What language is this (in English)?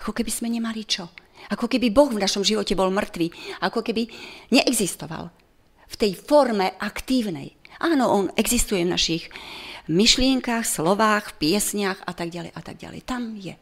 Slovak